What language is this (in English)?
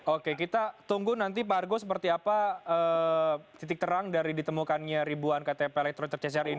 Indonesian